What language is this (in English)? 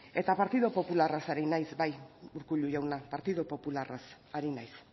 Basque